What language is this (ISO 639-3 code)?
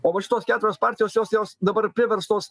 lit